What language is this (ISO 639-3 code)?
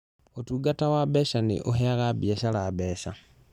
kik